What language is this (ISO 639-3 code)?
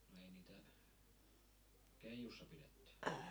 fin